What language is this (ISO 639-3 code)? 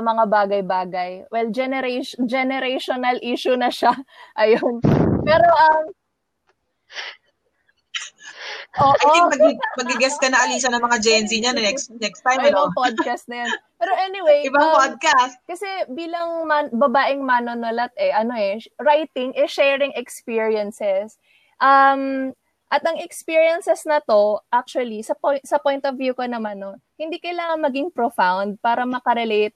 fil